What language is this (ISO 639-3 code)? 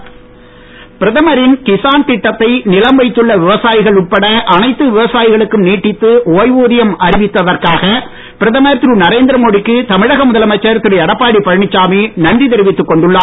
tam